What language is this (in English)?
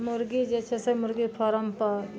Maithili